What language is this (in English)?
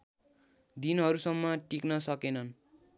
Nepali